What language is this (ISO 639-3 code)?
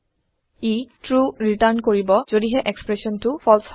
asm